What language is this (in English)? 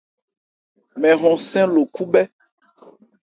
Ebrié